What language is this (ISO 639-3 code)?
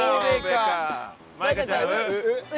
jpn